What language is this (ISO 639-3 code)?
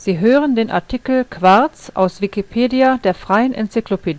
deu